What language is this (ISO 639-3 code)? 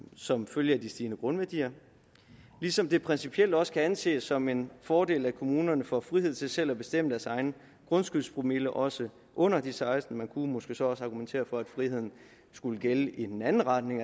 dan